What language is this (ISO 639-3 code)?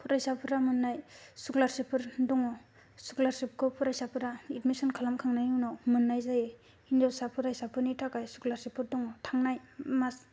brx